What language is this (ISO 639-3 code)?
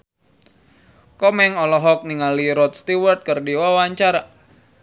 sun